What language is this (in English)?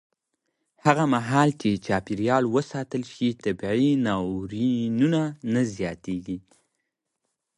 Pashto